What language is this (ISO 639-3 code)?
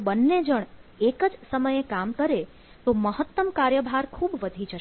guj